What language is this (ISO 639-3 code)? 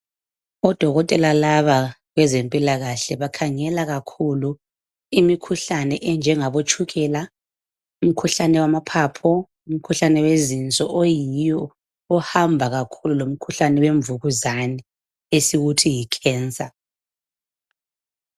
nde